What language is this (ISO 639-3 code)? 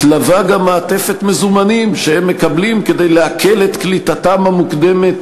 heb